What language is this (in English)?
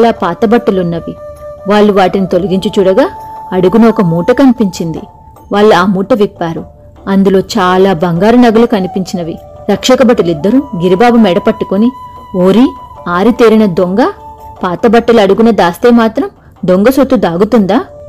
Telugu